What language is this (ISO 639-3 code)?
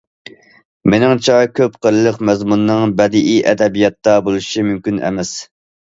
uig